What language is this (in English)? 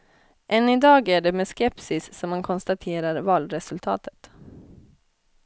Swedish